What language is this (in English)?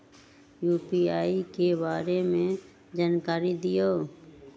Magahi